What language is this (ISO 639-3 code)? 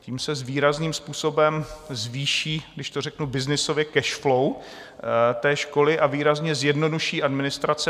ces